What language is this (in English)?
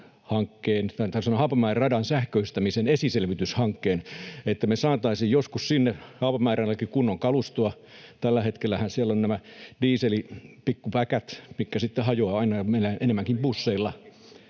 Finnish